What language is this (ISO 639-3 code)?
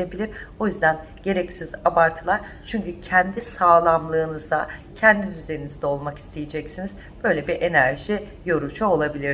tur